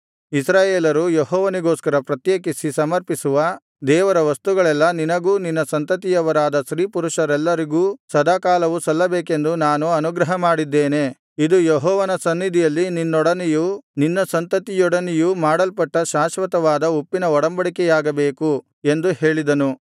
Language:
Kannada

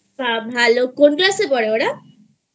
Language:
Bangla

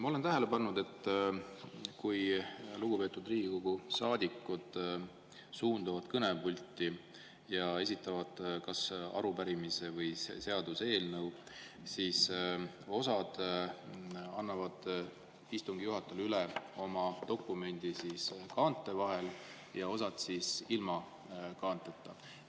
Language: Estonian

